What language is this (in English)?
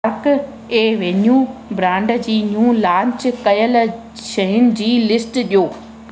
Sindhi